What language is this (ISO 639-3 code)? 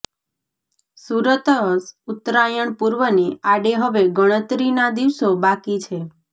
guj